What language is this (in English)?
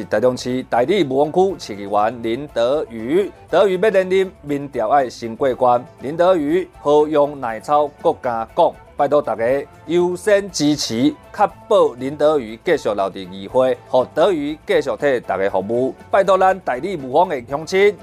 Chinese